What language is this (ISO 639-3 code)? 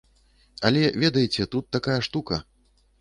bel